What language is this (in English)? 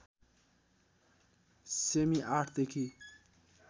Nepali